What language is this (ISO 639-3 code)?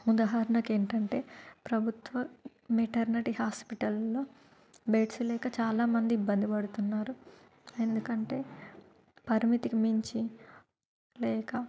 tel